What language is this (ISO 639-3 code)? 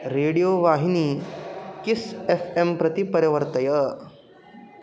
san